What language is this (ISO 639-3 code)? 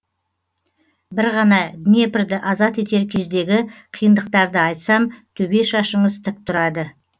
kaz